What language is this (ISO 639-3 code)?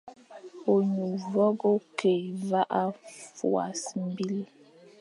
fan